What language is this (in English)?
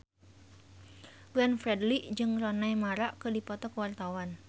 Sundanese